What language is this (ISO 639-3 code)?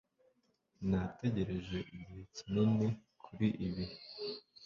kin